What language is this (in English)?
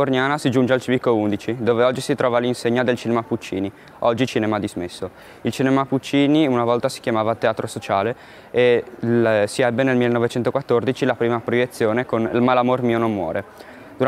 Italian